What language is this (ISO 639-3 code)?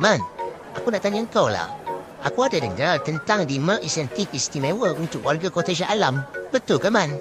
msa